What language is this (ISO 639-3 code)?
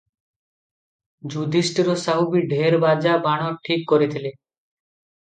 ori